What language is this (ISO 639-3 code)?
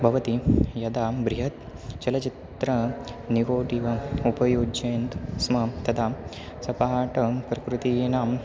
san